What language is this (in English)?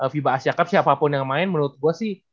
Indonesian